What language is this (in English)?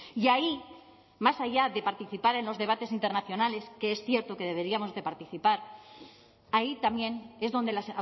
Spanish